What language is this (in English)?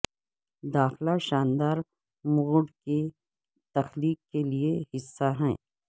Urdu